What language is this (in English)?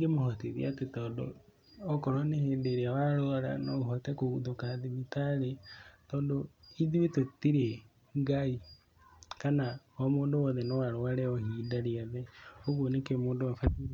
Kikuyu